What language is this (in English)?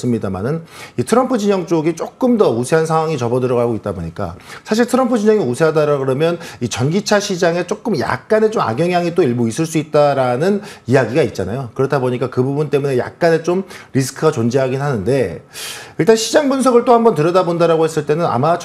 Korean